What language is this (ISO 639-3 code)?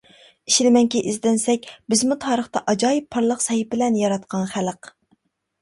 uig